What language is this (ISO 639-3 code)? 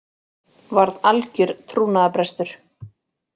isl